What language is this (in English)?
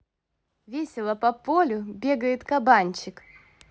Russian